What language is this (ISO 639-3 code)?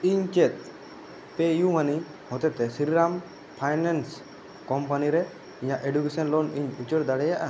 sat